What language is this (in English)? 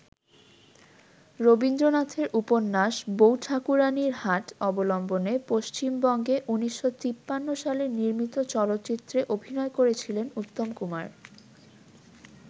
Bangla